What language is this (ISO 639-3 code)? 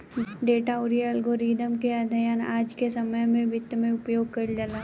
bho